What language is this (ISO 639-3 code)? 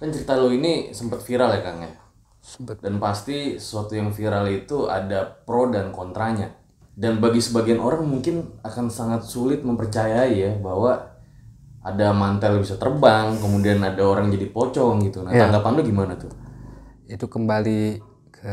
ind